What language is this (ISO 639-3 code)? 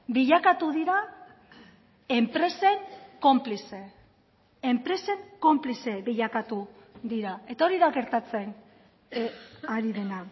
eus